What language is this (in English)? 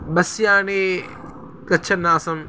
Sanskrit